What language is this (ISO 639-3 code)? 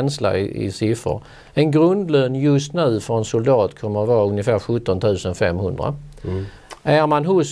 swe